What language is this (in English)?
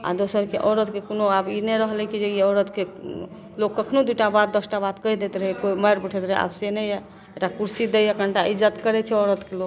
Maithili